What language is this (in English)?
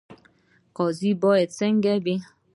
Pashto